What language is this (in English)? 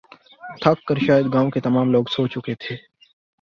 Urdu